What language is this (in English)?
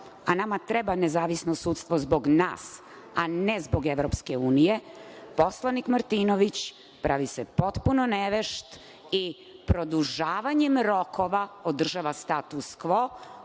Serbian